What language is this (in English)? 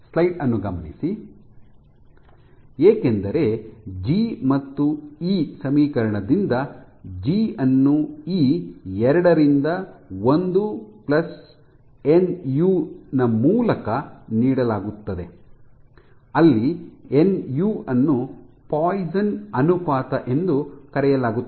Kannada